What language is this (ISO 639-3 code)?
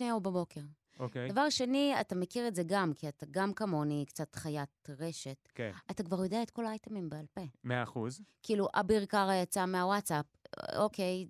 heb